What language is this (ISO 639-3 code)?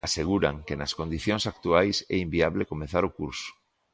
glg